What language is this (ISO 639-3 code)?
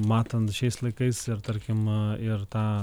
lit